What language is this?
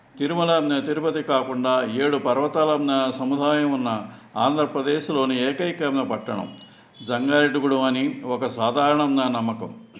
Telugu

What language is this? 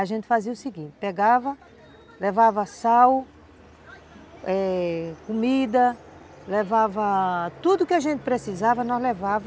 Portuguese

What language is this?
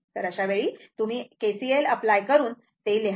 Marathi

